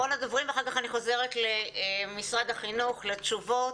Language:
Hebrew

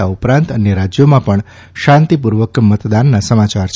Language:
Gujarati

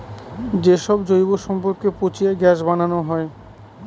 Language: Bangla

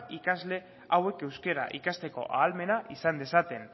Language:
Basque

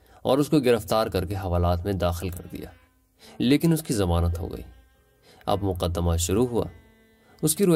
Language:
Urdu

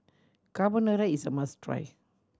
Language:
English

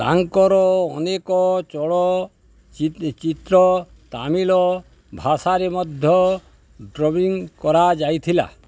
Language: Odia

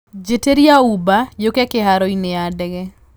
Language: Kikuyu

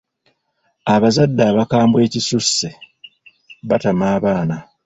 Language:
Ganda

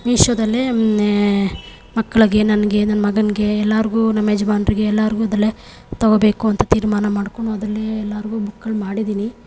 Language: Kannada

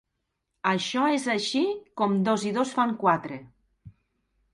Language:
Catalan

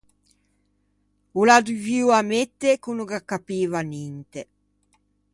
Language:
Ligurian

